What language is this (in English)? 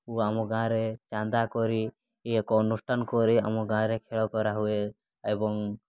Odia